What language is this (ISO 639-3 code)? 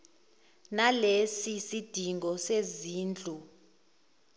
zul